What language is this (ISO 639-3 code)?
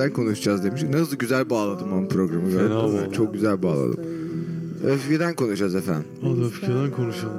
tur